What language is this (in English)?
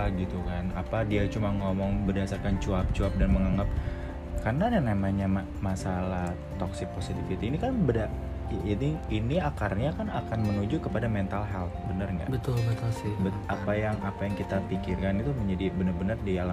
Indonesian